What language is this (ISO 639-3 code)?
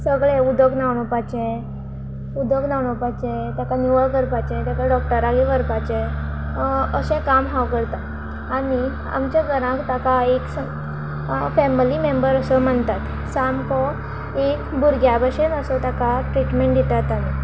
kok